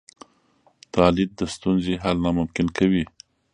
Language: Pashto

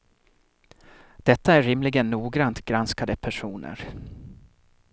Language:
Swedish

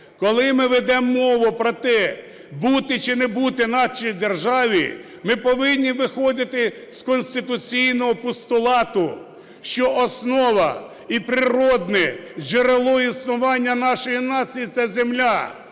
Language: Ukrainian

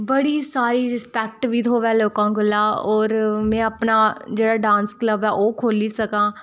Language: Dogri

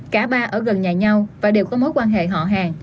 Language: Vietnamese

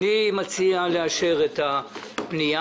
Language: Hebrew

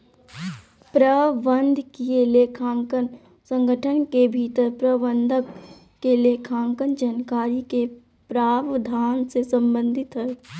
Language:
Magahi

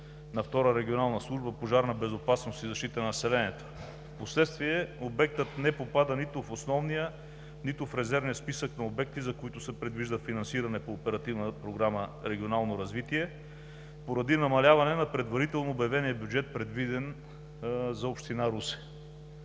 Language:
Bulgarian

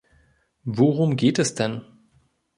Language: German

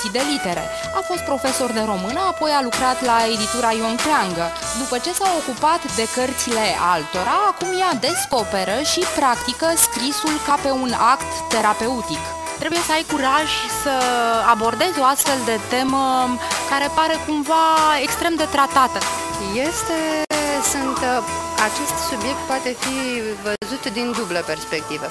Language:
Romanian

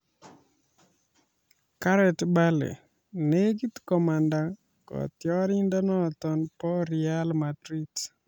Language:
Kalenjin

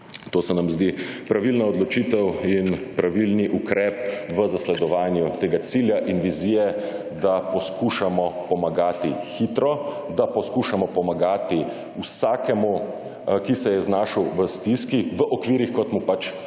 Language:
Slovenian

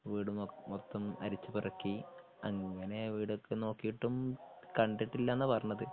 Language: Malayalam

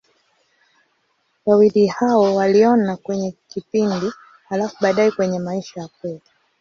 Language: Swahili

